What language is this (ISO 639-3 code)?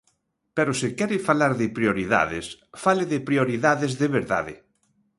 glg